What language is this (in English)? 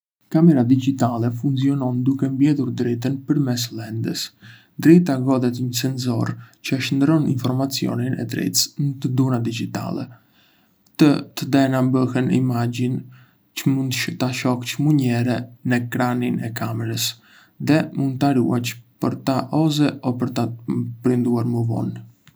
Arbëreshë Albanian